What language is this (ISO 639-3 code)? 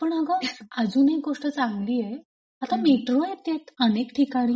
mar